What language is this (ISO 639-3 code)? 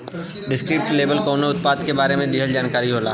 bho